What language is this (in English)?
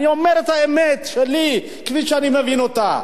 Hebrew